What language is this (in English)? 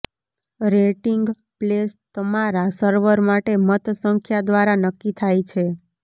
Gujarati